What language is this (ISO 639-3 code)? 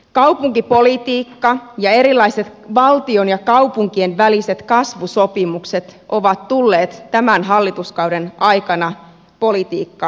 fin